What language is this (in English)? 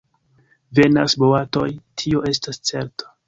Esperanto